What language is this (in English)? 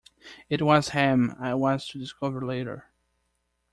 English